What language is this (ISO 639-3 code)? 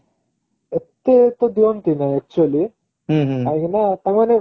ori